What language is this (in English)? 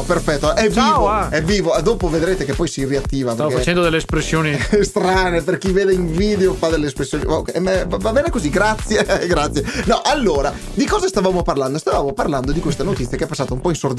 Italian